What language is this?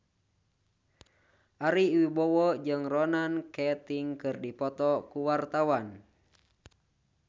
Sundanese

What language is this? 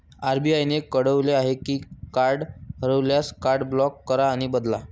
Marathi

